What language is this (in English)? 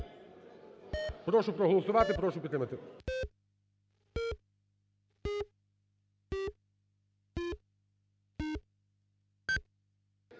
Ukrainian